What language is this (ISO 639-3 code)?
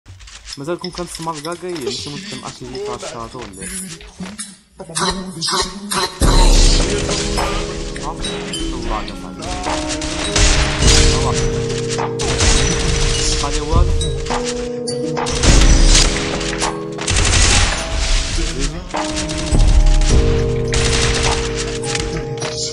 ara